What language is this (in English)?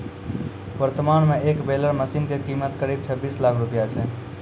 Maithili